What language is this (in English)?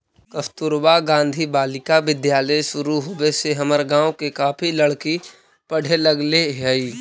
Magahi